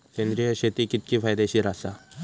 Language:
Marathi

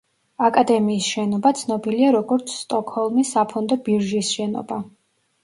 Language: Georgian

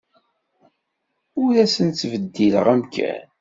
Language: Kabyle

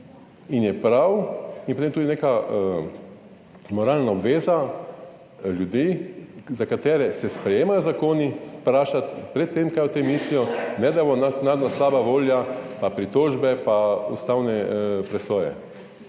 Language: Slovenian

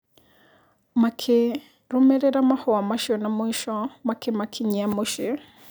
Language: Kikuyu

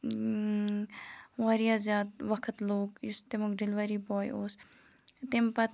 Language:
Kashmiri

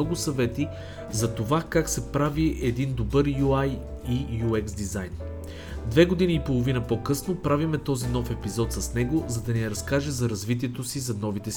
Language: Bulgarian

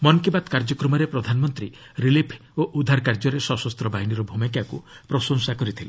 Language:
Odia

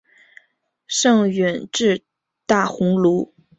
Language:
Chinese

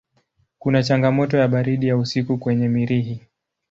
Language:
Swahili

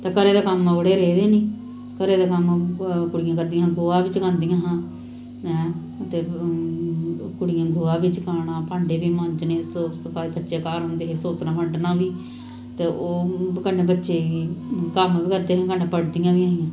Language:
Dogri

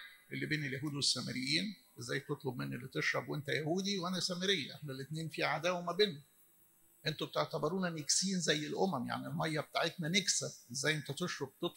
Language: Arabic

